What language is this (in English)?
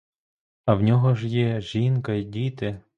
Ukrainian